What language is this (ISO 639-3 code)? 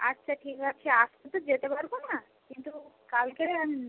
ben